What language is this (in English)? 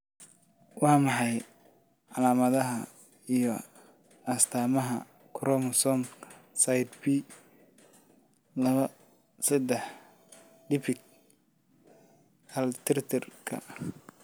Somali